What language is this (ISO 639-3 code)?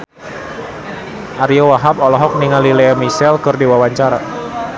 sun